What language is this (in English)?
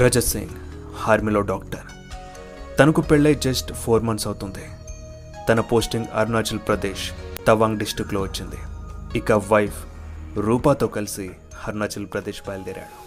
Telugu